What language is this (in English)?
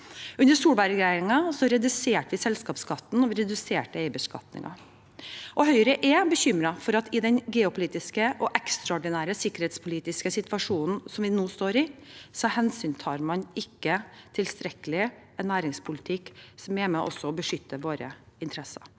Norwegian